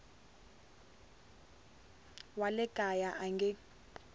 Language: Tsonga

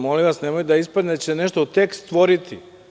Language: Serbian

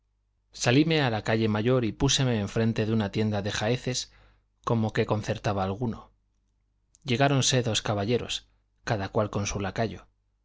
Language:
Spanish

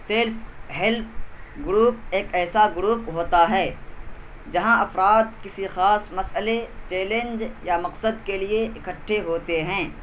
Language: Urdu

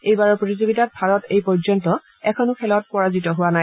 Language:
Assamese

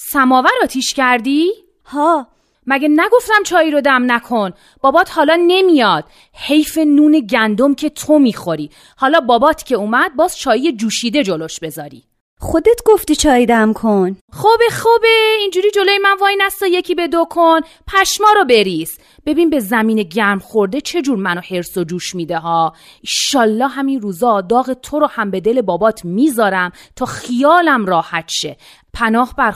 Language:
Persian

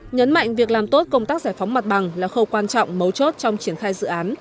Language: Vietnamese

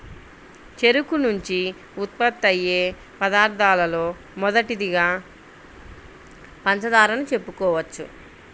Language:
Telugu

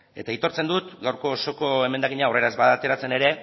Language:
Basque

